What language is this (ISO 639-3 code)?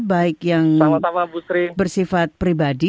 ind